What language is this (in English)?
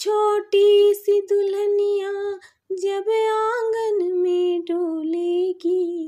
Hindi